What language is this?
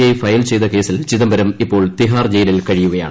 Malayalam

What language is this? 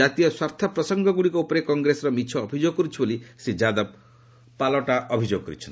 Odia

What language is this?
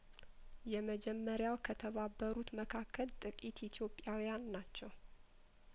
Amharic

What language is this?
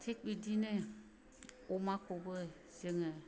Bodo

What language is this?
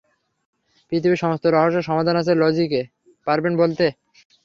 Bangla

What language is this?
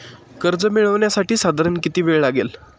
Marathi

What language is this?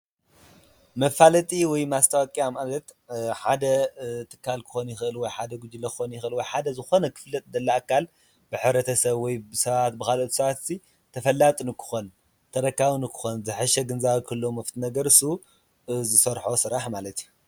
Tigrinya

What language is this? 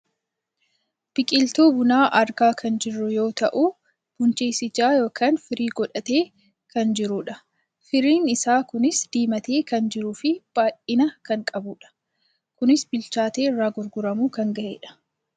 Oromo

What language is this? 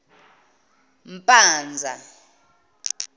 Zulu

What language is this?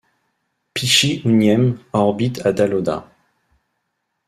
French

